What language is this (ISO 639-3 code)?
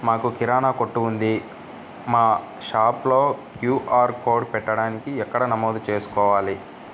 tel